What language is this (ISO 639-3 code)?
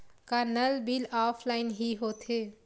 hne